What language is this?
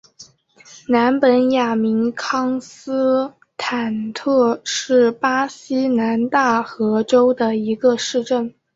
Chinese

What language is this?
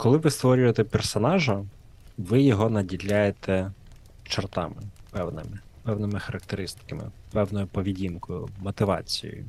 Ukrainian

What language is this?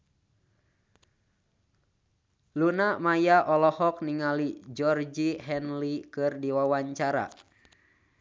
Sundanese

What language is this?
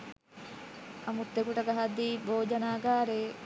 Sinhala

